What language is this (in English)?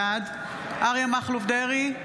Hebrew